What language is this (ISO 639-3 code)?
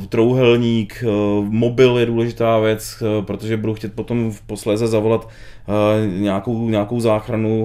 ces